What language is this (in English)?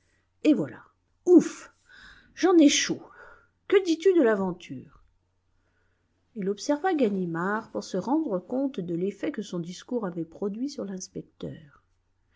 French